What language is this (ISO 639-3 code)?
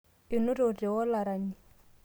mas